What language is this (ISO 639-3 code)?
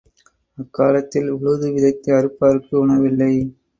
tam